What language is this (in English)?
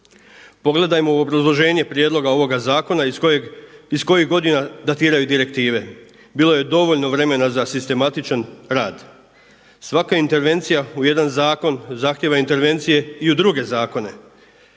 Croatian